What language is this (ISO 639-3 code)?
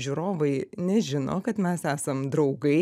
lit